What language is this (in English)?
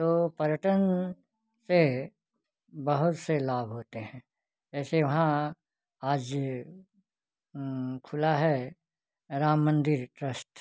Hindi